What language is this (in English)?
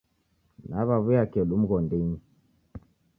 Taita